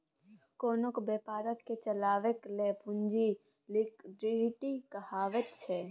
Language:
Maithili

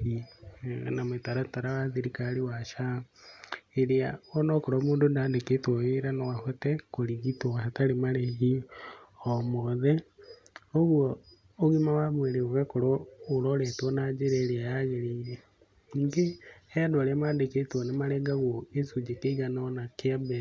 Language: Kikuyu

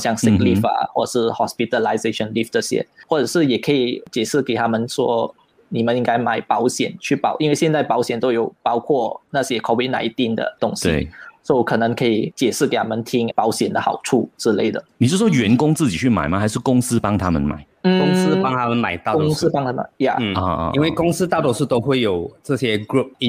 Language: Chinese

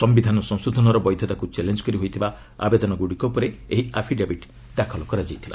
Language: Odia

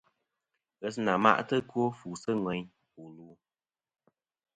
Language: Kom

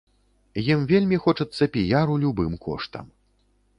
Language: Belarusian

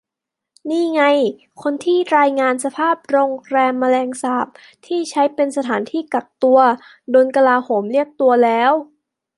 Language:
Thai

